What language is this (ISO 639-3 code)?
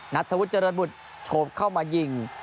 tha